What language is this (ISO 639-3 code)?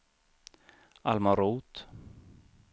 swe